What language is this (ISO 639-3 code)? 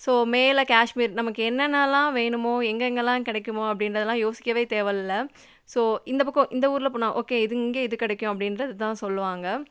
tam